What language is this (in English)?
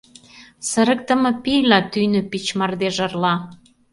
Mari